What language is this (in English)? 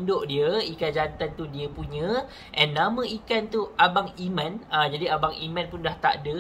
Malay